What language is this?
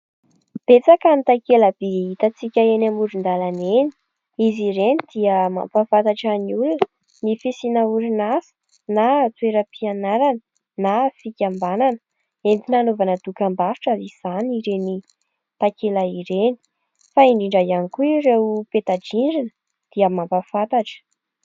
Malagasy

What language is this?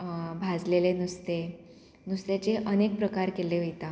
Konkani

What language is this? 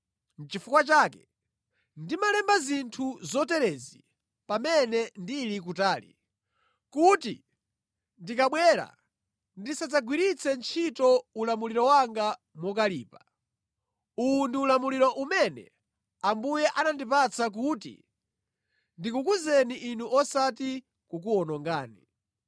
Nyanja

